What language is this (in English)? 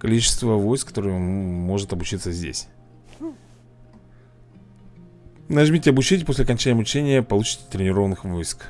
Russian